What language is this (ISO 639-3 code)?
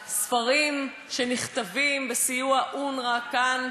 heb